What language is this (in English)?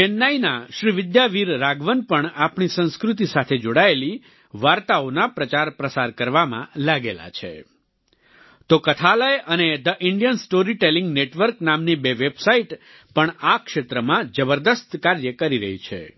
Gujarati